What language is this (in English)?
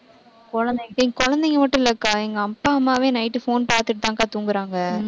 Tamil